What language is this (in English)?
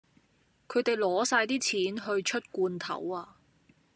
Cantonese